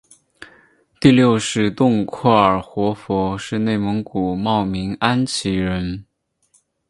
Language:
Chinese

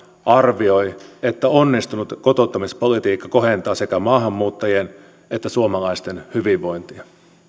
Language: Finnish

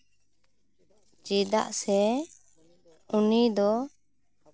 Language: Santali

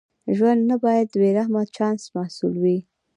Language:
Pashto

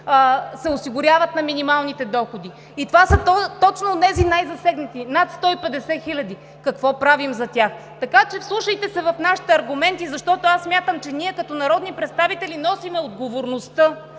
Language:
Bulgarian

